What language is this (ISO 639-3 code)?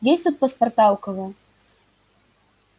rus